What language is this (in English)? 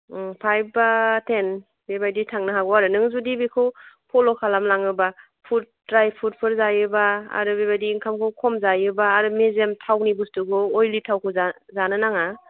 Bodo